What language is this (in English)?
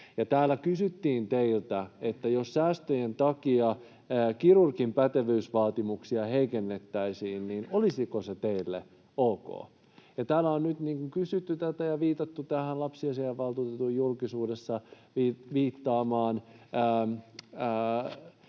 Finnish